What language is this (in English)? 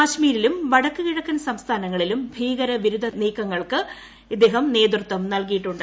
Malayalam